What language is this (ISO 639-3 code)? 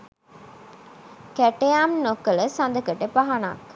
sin